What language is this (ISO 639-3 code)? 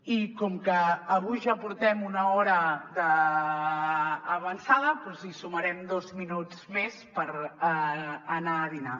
cat